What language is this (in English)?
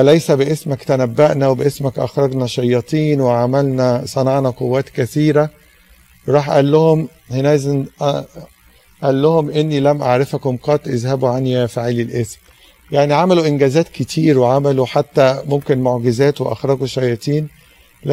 Arabic